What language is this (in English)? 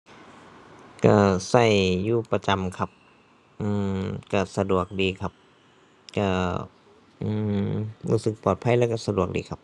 Thai